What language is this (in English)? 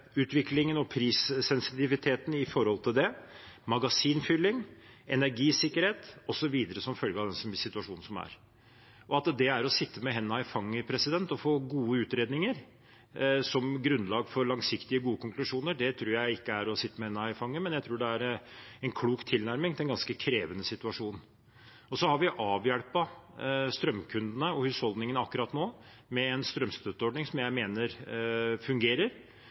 Norwegian Bokmål